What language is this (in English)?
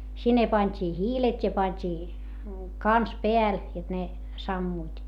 Finnish